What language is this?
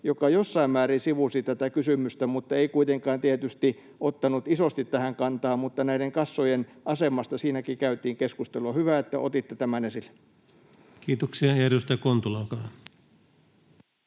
Finnish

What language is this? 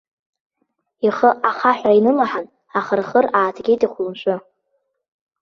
Abkhazian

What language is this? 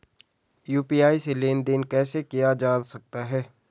Hindi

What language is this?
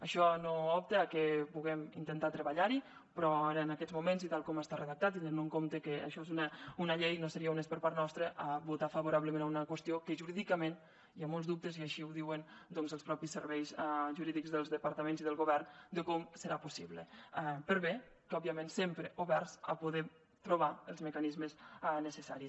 Catalan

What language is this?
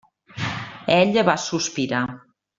Catalan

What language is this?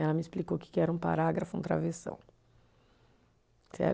Portuguese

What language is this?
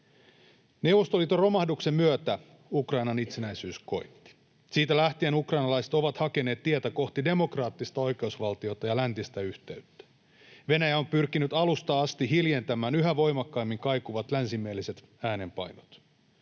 Finnish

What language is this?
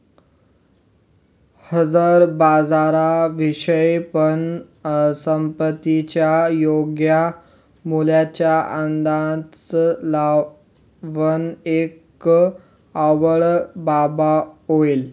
Marathi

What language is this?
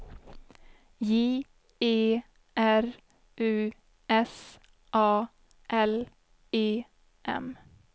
Swedish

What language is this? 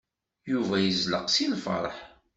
Kabyle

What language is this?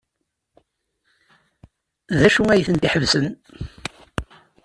Kabyle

